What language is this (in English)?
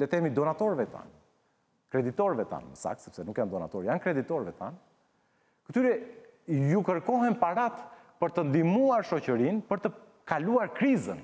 Romanian